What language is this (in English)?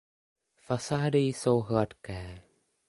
Czech